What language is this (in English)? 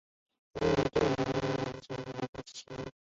Chinese